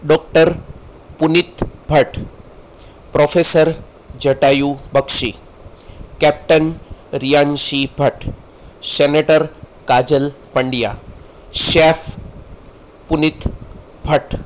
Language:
Gujarati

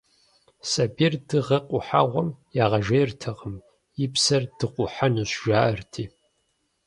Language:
Kabardian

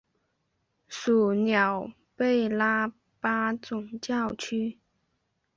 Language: Chinese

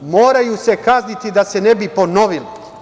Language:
Serbian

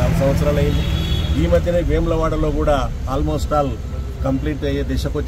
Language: Telugu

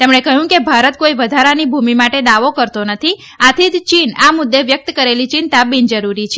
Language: Gujarati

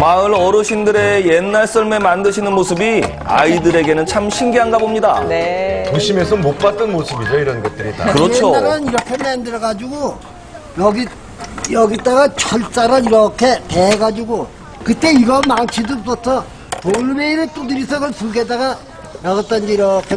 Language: Korean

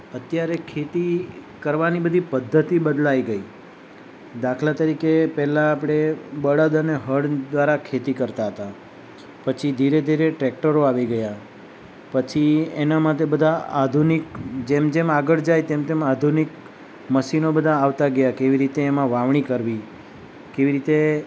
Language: Gujarati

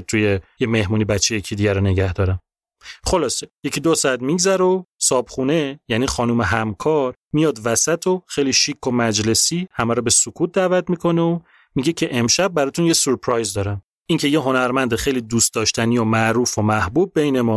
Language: Persian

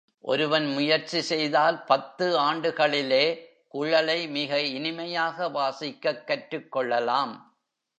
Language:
Tamil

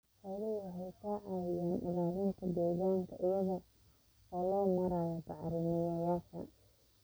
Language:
Somali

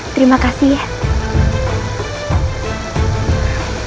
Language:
Indonesian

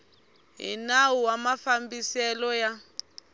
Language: Tsonga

